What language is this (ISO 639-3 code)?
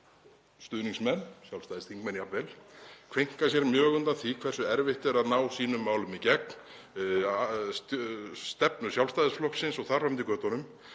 isl